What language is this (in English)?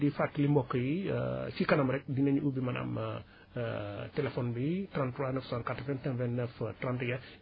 Wolof